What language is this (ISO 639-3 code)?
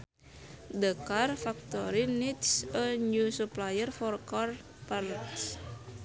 sun